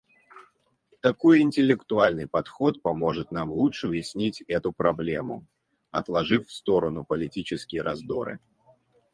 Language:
Russian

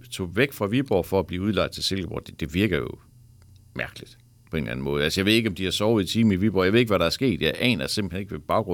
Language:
Danish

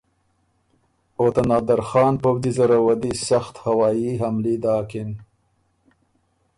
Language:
Ormuri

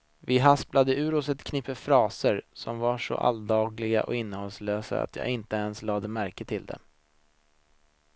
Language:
Swedish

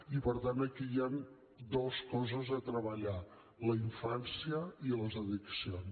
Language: Catalan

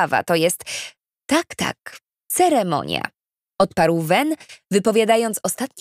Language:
Polish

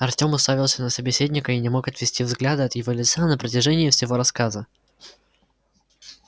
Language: Russian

